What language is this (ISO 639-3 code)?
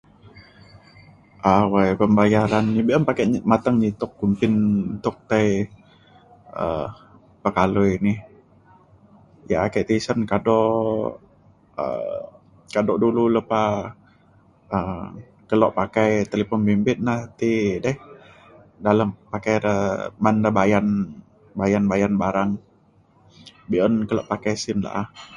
xkl